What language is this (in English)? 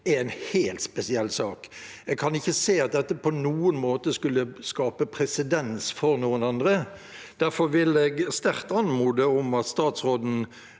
Norwegian